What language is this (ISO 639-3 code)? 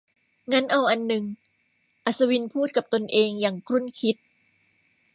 tha